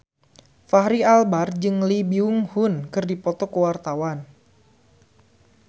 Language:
Sundanese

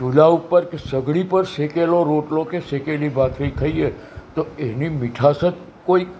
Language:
Gujarati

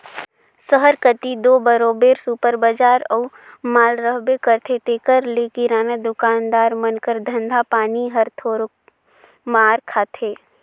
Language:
Chhattisgarhi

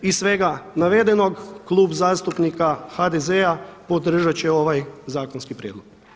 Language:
Croatian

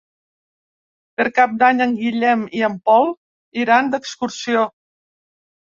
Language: Catalan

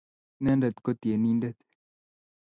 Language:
Kalenjin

